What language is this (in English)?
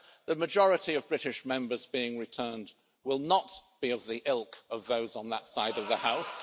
English